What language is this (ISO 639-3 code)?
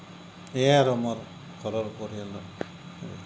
asm